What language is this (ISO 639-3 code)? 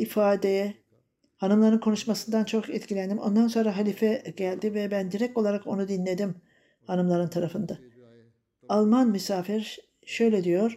tur